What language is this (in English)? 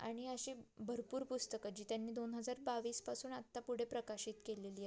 Marathi